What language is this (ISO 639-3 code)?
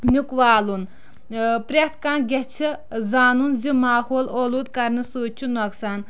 kas